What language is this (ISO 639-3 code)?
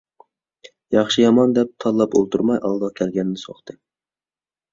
uig